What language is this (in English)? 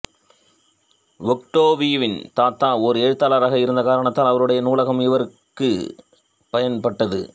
Tamil